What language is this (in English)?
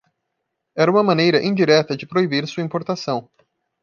Portuguese